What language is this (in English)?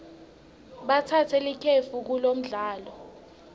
Swati